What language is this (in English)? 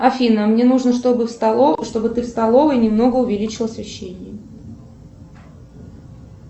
Russian